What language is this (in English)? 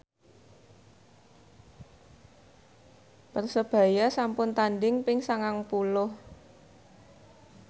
Javanese